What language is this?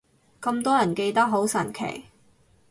Cantonese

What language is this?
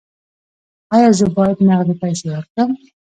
Pashto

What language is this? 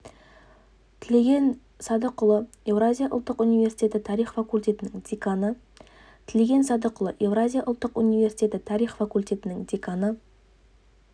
Kazakh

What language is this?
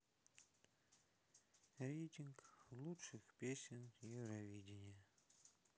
Russian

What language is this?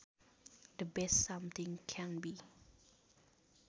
Sundanese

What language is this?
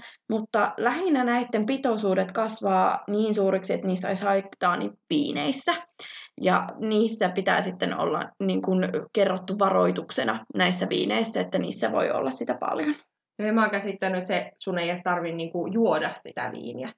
Finnish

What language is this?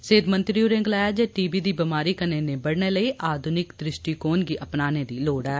Dogri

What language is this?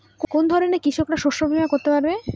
Bangla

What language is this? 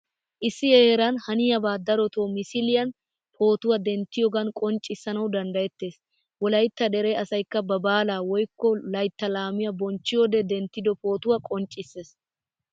Wolaytta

